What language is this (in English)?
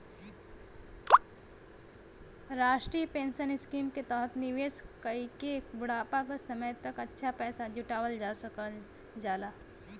Bhojpuri